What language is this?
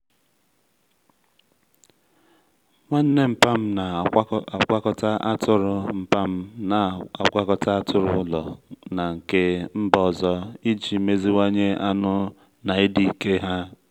Igbo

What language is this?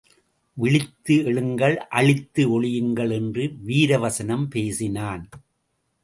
Tamil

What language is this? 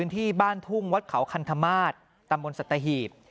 Thai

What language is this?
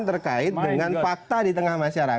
Indonesian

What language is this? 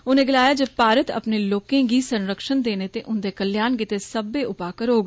Dogri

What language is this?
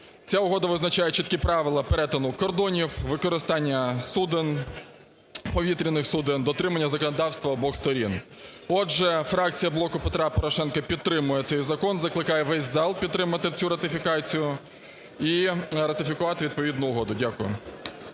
Ukrainian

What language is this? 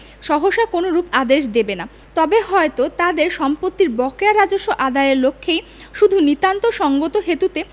Bangla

